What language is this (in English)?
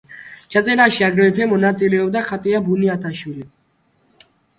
Georgian